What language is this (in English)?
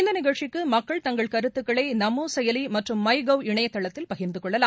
Tamil